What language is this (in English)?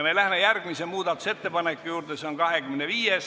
Estonian